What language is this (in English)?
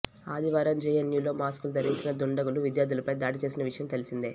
Telugu